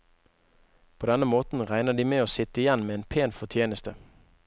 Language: Norwegian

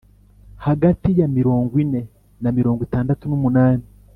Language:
Kinyarwanda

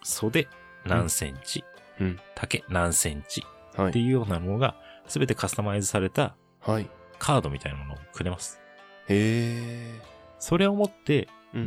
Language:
Japanese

